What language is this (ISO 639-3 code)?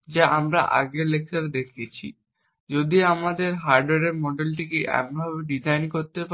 ben